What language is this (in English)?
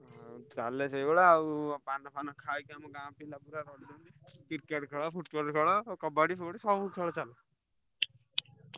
Odia